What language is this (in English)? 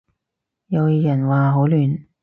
Cantonese